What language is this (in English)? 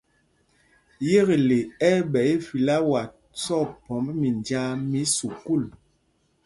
Mpumpong